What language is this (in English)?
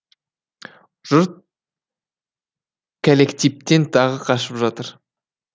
Kazakh